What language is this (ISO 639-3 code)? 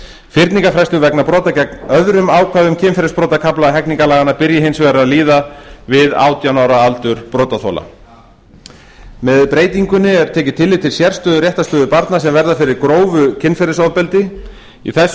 isl